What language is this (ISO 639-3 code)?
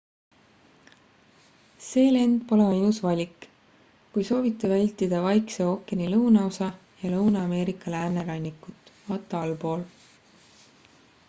est